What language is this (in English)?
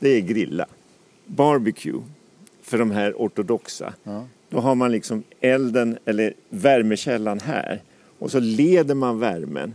Swedish